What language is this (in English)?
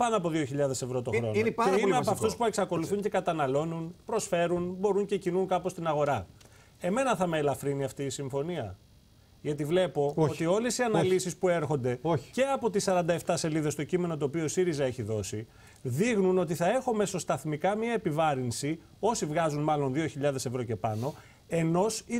Greek